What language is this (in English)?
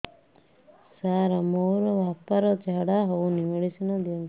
Odia